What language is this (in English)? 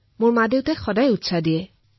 Assamese